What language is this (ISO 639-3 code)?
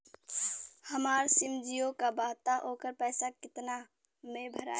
bho